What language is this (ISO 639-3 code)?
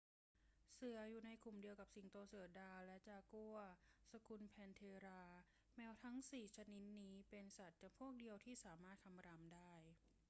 tha